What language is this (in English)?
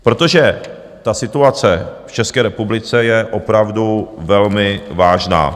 Czech